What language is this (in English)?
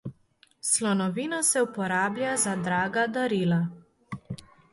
Slovenian